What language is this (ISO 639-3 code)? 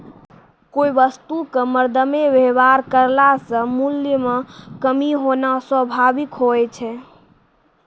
mai